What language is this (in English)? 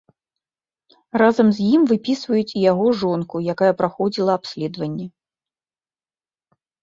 Belarusian